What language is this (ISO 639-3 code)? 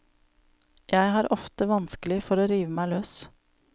nor